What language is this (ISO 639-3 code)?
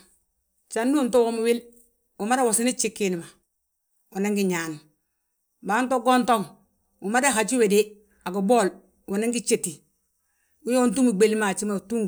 bjt